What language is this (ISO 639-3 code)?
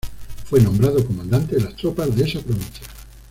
spa